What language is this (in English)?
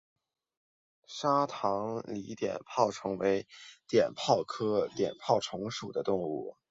Chinese